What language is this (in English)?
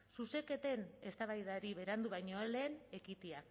Basque